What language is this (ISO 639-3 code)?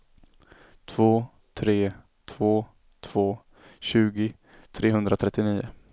swe